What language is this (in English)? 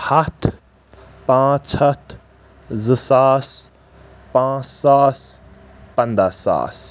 Kashmiri